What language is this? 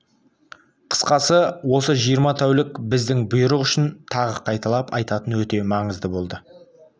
Kazakh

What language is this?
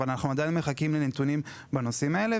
Hebrew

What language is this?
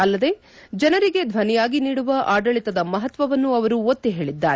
Kannada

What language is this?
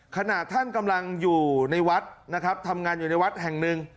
Thai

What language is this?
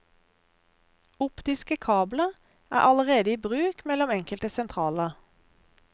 Norwegian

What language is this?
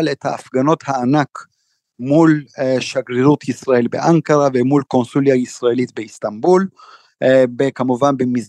Hebrew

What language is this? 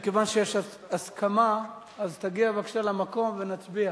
Hebrew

